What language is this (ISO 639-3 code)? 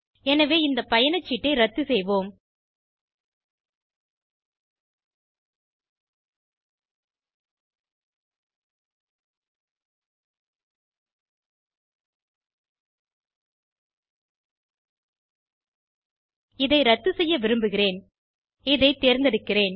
tam